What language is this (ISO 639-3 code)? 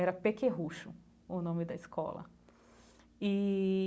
por